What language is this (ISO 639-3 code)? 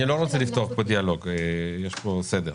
heb